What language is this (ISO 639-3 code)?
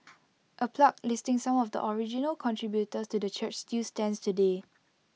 eng